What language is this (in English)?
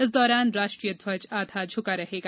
Hindi